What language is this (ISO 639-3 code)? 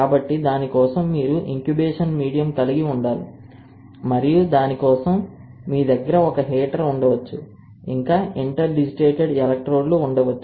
tel